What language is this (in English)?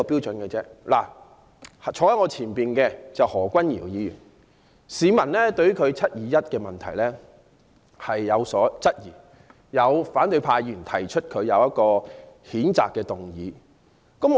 Cantonese